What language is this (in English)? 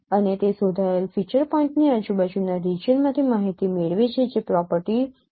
Gujarati